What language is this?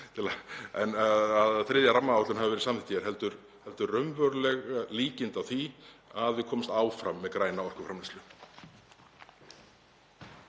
Icelandic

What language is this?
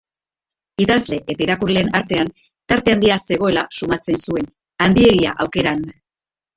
Basque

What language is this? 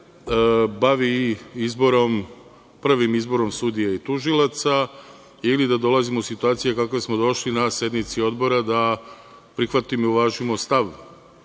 Serbian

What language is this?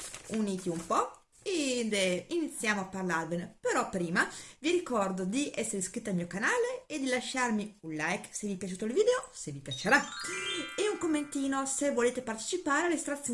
Italian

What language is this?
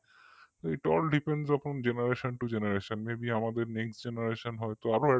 Bangla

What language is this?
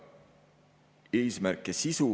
Estonian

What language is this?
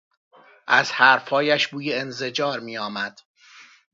Persian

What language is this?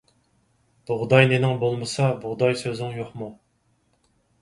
Uyghur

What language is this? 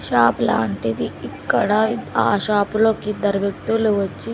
Telugu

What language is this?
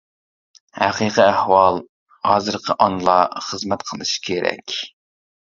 Uyghur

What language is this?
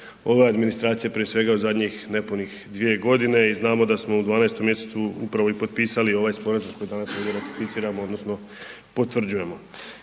Croatian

